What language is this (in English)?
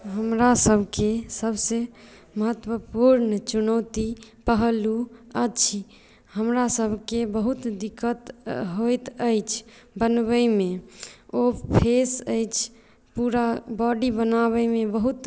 Maithili